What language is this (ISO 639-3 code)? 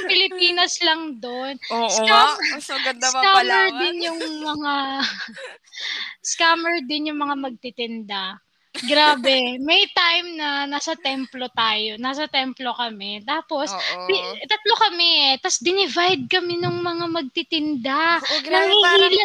fil